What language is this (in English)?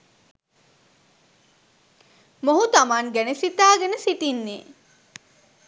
Sinhala